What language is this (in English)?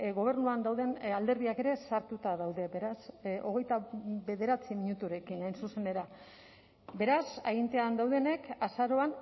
Basque